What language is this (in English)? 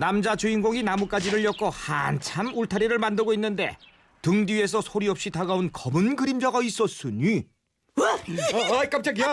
Korean